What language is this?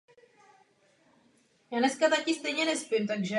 Czech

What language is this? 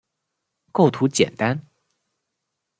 Chinese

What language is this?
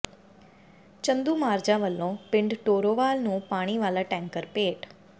Punjabi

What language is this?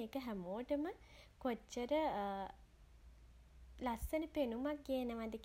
Sinhala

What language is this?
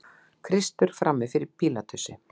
Icelandic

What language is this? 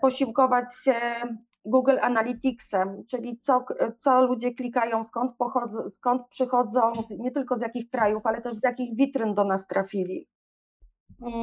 Polish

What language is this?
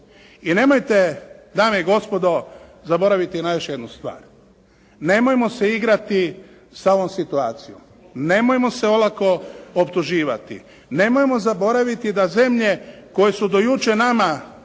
Croatian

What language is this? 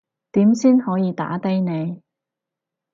Cantonese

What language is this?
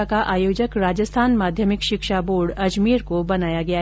Hindi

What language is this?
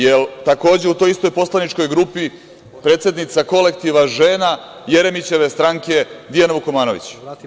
Serbian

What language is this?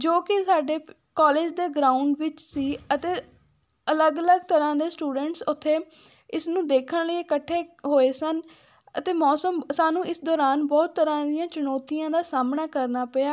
Punjabi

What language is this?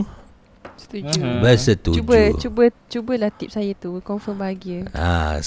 Malay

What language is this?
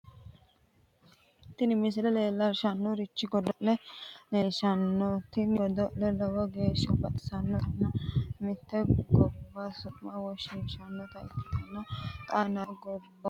Sidamo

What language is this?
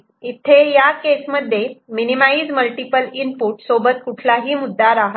Marathi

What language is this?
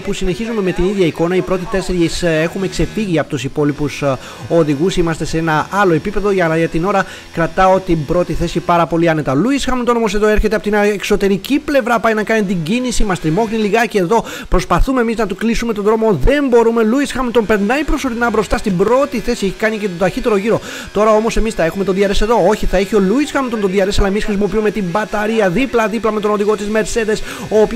Greek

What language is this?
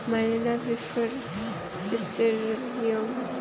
Bodo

